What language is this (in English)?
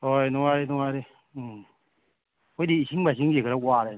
Manipuri